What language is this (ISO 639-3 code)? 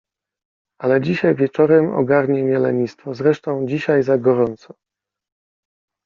pol